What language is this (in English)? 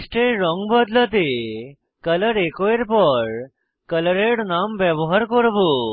Bangla